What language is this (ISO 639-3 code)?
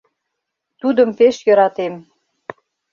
chm